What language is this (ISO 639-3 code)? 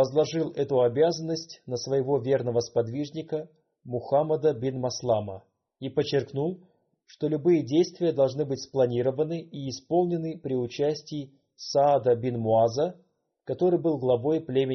rus